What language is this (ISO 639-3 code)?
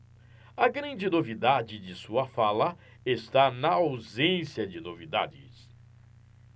por